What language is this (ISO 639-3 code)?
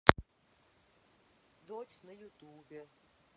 rus